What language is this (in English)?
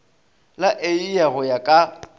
Northern Sotho